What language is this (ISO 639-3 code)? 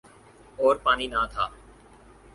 urd